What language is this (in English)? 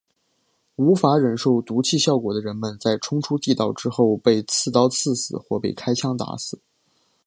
Chinese